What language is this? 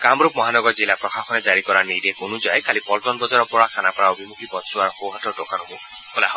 Assamese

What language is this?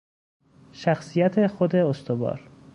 Persian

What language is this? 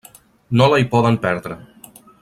Catalan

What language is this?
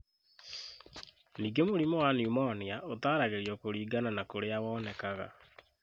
Kikuyu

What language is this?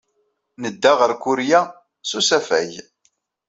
Kabyle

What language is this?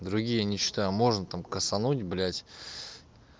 Russian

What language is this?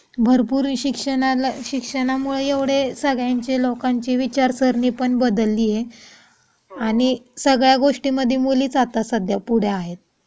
Marathi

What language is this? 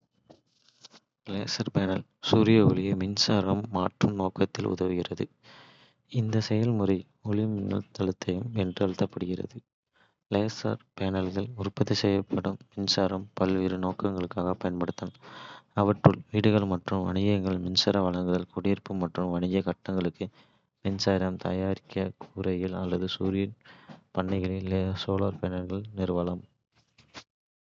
Kota (India)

